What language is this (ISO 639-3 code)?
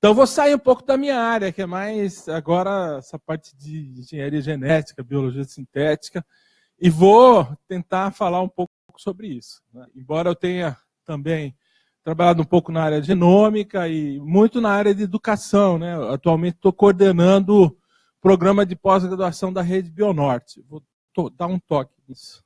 por